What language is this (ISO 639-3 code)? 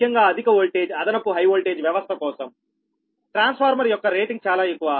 tel